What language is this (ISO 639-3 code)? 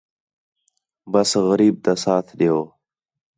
xhe